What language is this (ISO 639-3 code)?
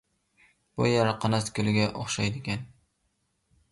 uig